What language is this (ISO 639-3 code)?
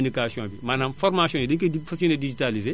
wol